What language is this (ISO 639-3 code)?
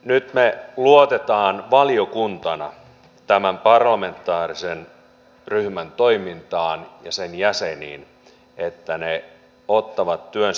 fin